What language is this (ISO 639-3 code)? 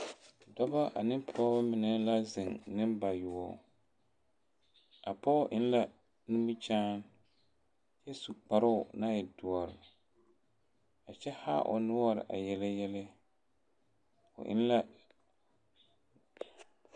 dga